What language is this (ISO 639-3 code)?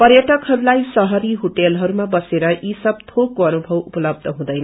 nep